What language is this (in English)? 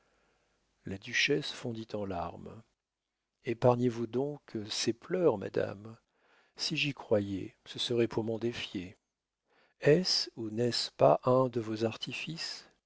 French